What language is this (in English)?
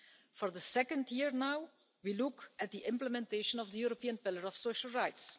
English